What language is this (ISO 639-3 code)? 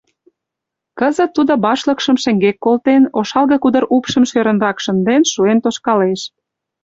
chm